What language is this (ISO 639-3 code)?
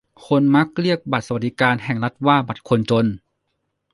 tha